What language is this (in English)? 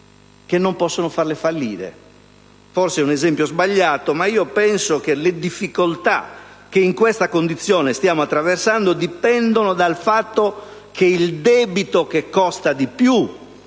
Italian